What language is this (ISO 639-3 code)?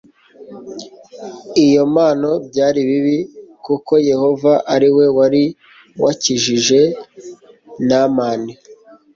kin